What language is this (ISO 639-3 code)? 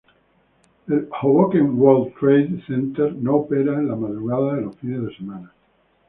spa